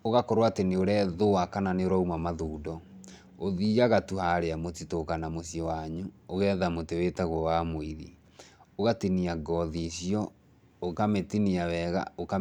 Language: Kikuyu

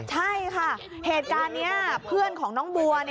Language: Thai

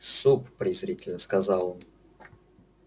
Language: Russian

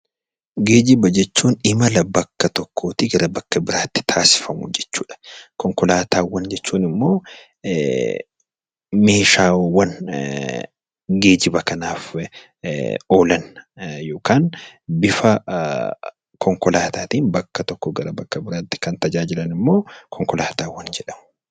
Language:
Oromo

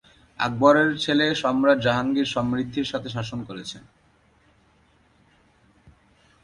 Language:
Bangla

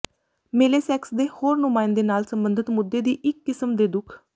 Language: Punjabi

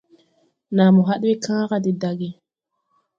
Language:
Tupuri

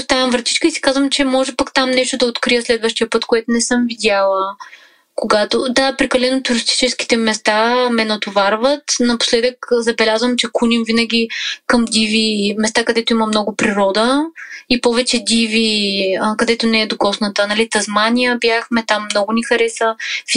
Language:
Bulgarian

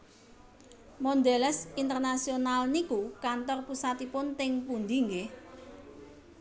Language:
Javanese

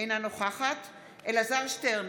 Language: Hebrew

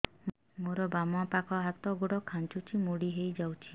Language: Odia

